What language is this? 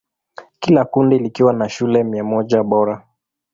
Swahili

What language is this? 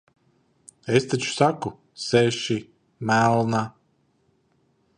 Latvian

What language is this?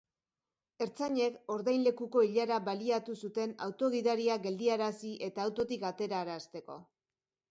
Basque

